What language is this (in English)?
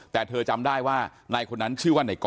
Thai